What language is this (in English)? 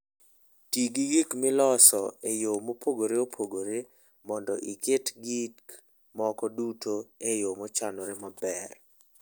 Luo (Kenya and Tanzania)